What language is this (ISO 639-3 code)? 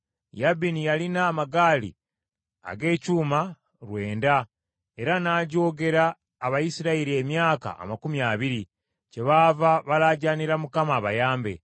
lug